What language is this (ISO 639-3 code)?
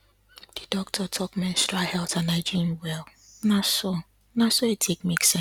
pcm